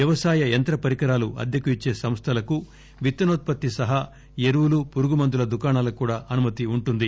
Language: Telugu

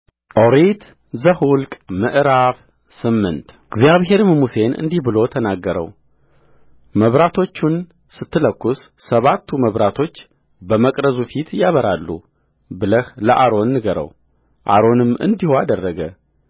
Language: Amharic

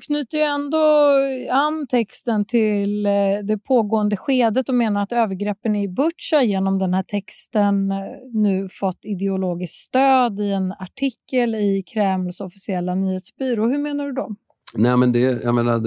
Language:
Swedish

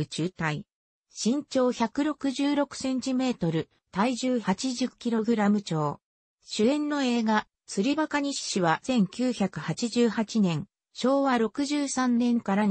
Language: Japanese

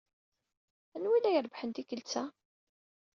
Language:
Kabyle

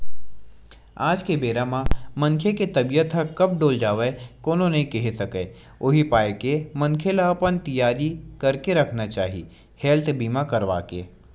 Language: Chhattisgarhi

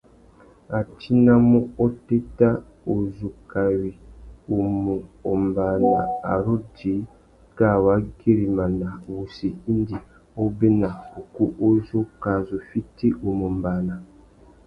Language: Tuki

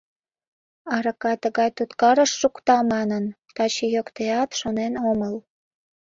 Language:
Mari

